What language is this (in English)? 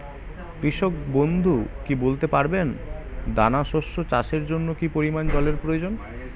Bangla